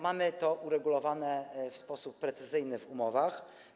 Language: Polish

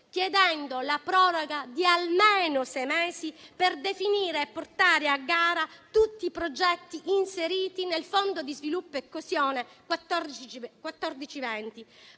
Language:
Italian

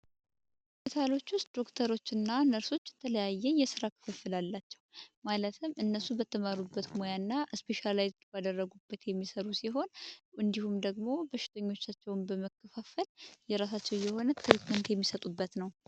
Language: Amharic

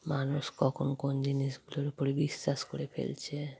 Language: Bangla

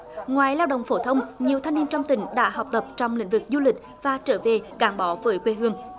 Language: Vietnamese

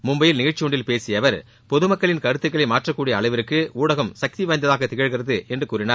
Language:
Tamil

